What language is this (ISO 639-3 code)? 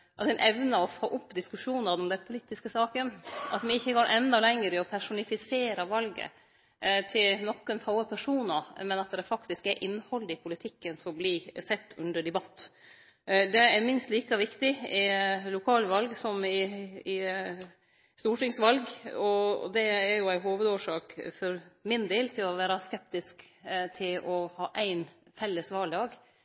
nno